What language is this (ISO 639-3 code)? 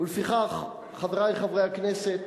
heb